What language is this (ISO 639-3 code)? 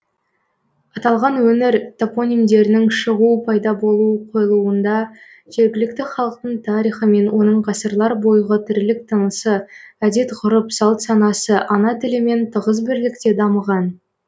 kaz